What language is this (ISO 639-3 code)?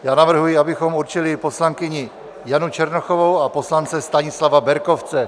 ces